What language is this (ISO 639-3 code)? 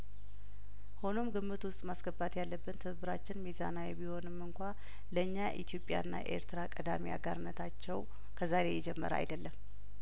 amh